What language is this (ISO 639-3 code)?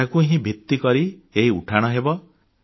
ori